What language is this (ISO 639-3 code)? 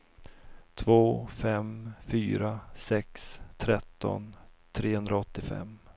swe